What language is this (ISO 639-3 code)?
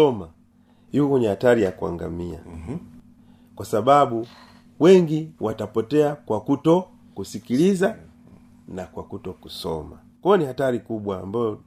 swa